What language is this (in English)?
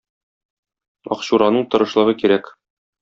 Tatar